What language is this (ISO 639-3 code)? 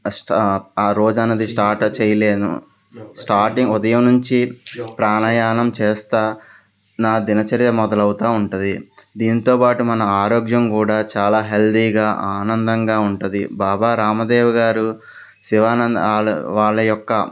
tel